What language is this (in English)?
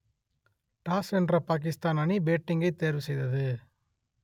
Tamil